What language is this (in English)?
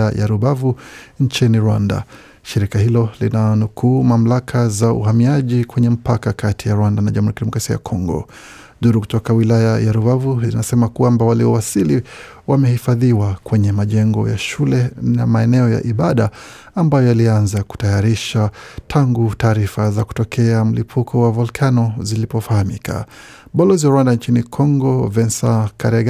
Swahili